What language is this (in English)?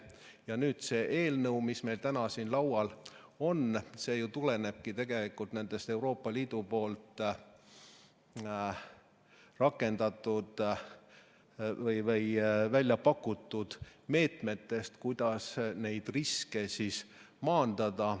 Estonian